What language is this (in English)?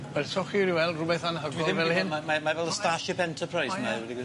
Welsh